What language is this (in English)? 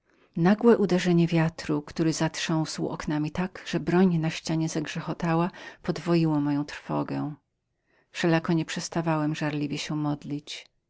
Polish